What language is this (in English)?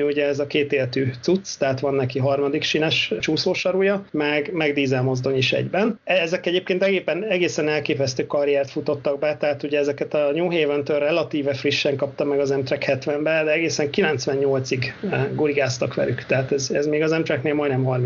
Hungarian